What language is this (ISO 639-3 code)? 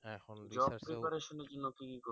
ben